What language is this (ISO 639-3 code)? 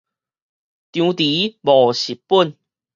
nan